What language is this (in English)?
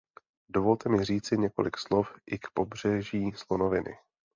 Czech